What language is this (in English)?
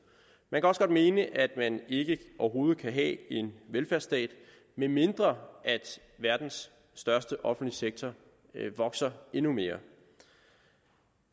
Danish